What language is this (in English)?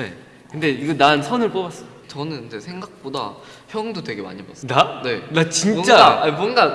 Korean